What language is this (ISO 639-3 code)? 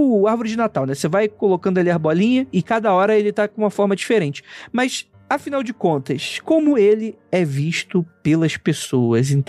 por